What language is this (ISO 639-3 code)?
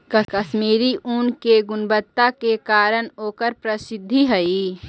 mag